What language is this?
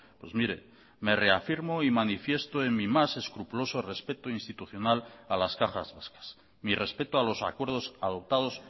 Spanish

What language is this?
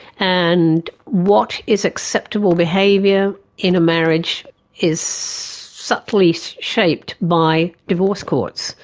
English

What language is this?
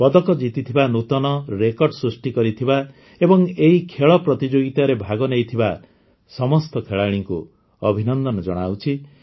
Odia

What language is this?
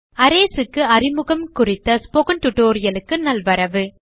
Tamil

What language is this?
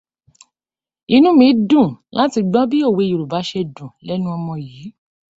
Yoruba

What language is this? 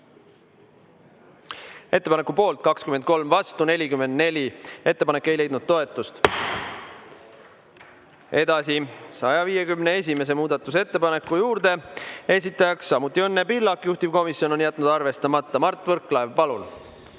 Estonian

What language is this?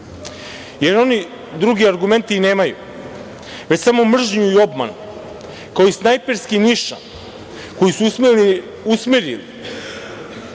Serbian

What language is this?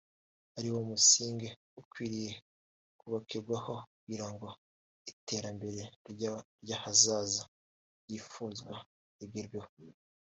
Kinyarwanda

